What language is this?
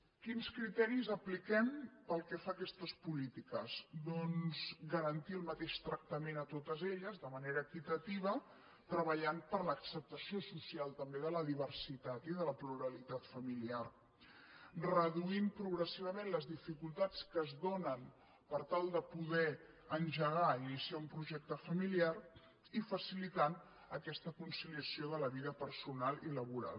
Catalan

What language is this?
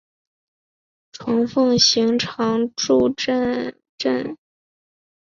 Chinese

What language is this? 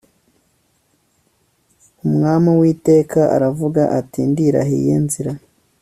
Kinyarwanda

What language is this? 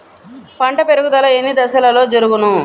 Telugu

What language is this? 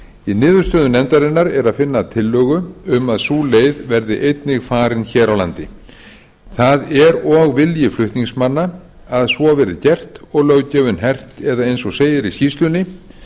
Icelandic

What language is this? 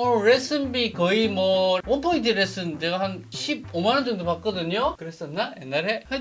Korean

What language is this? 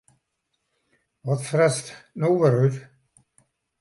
Western Frisian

